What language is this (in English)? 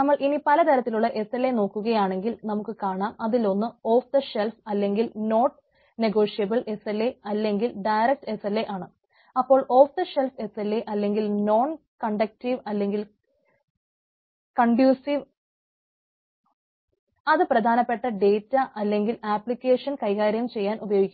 Malayalam